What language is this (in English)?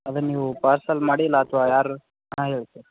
Kannada